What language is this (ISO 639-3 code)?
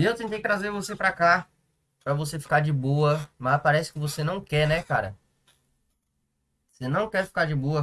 por